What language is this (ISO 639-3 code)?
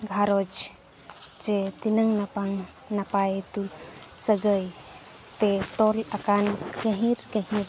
sat